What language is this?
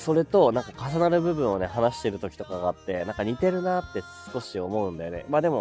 Japanese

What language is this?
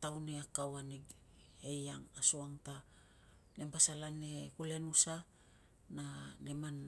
Tungag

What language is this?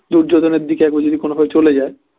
Bangla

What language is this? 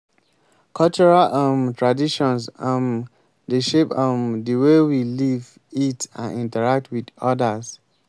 Nigerian Pidgin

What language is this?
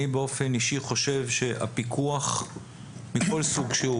Hebrew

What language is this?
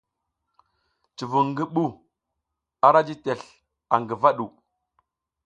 South Giziga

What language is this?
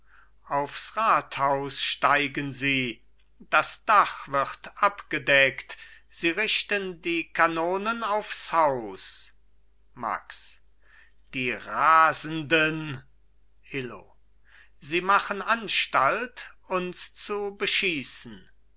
German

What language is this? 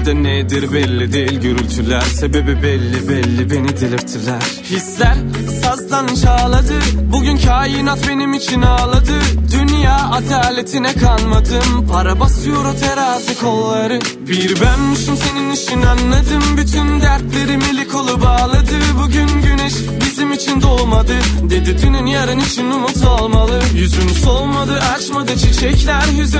Turkish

